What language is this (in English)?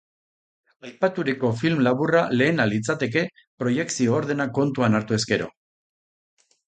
Basque